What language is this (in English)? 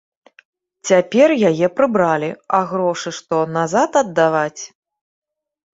Belarusian